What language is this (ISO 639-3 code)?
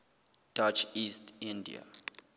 sot